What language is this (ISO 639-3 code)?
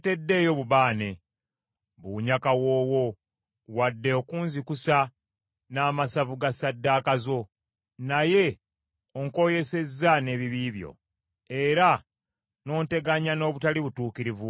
lug